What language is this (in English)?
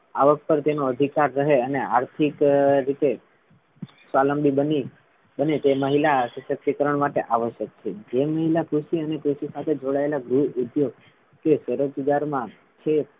Gujarati